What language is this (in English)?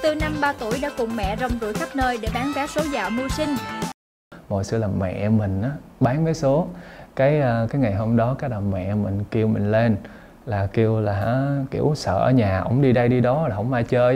Vietnamese